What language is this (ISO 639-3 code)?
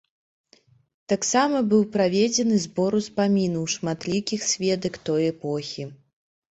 bel